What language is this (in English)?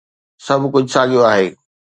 Sindhi